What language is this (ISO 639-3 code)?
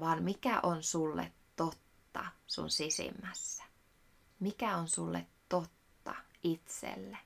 fin